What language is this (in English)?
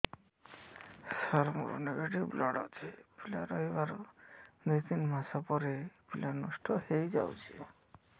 Odia